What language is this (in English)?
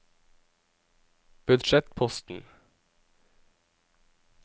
Norwegian